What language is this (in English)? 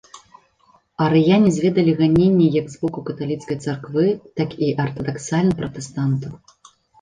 Belarusian